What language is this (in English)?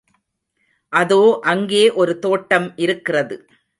Tamil